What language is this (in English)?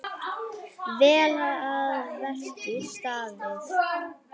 Icelandic